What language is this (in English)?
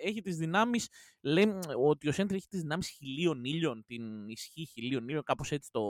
Greek